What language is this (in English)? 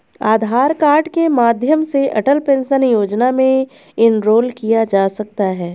Hindi